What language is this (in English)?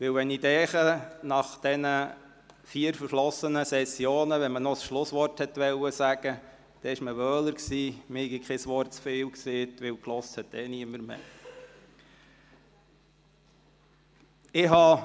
Swiss German